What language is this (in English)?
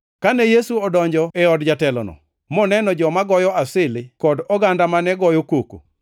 Luo (Kenya and Tanzania)